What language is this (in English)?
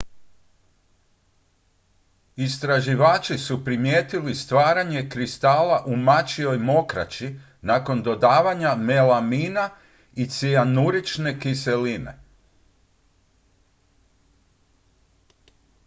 Croatian